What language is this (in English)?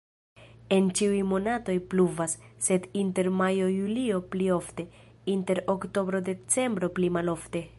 Esperanto